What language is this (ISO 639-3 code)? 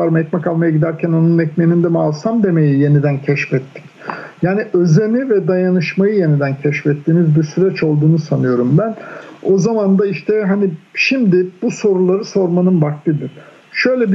tur